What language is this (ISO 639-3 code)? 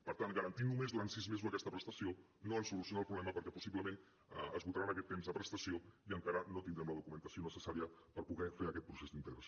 cat